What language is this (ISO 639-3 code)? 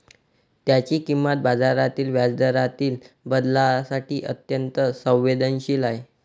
mar